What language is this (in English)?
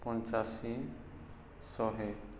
Odia